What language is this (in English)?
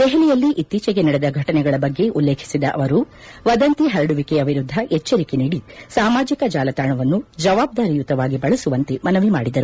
Kannada